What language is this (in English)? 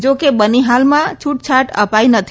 Gujarati